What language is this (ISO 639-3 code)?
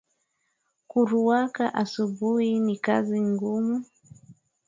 swa